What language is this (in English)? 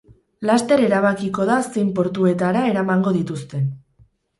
Basque